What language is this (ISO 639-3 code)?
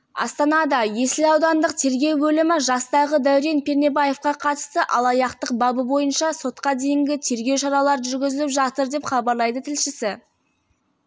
kaz